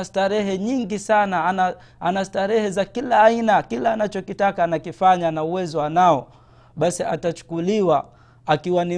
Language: Swahili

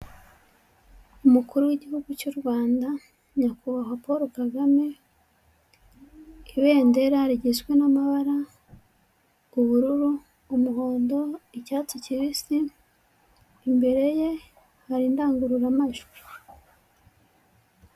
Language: Kinyarwanda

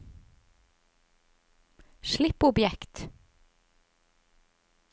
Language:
Norwegian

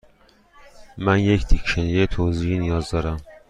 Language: Persian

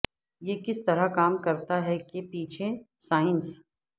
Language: Urdu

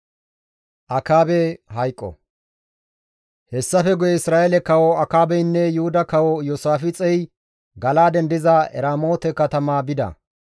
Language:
Gamo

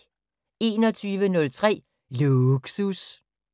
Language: Danish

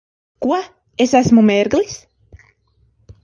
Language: Latvian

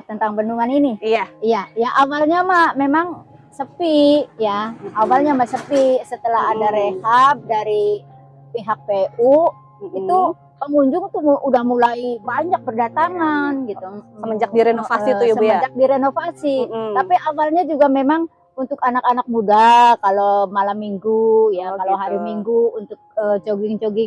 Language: Indonesian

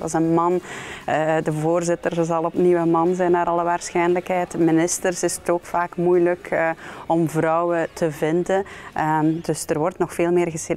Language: Dutch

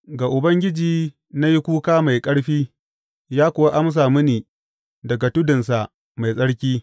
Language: Hausa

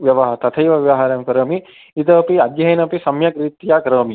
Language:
Sanskrit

